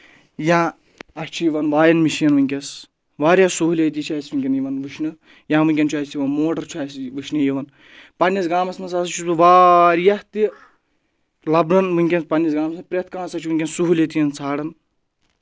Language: Kashmiri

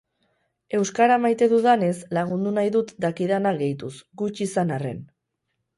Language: Basque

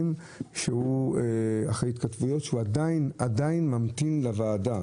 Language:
Hebrew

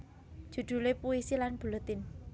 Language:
Javanese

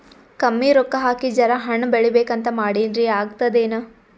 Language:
Kannada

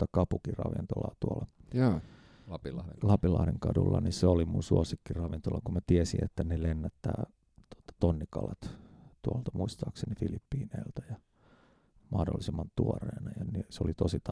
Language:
Finnish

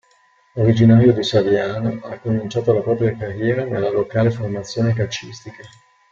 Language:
Italian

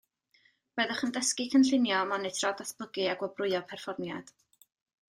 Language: Welsh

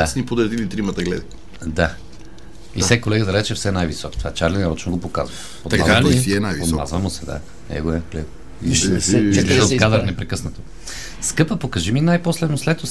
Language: Bulgarian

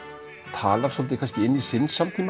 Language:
Icelandic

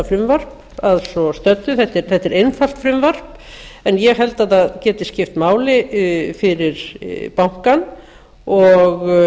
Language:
Icelandic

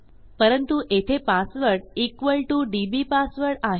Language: Marathi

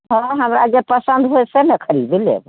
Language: Maithili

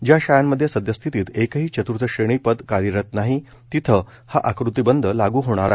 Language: Marathi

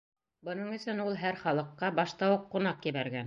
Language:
Bashkir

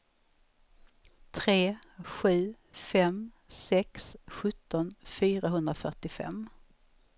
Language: Swedish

